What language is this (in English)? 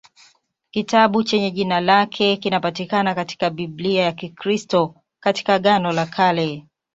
Swahili